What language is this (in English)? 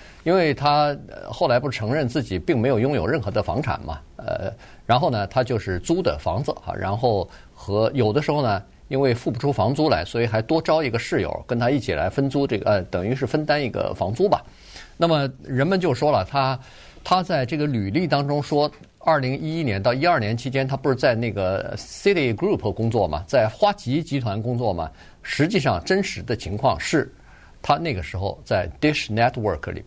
Chinese